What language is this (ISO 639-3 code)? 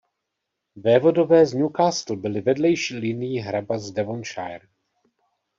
ces